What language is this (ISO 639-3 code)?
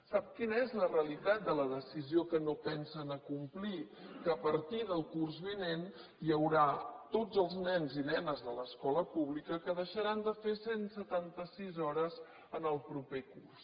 cat